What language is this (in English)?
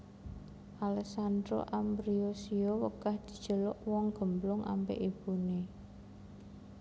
Javanese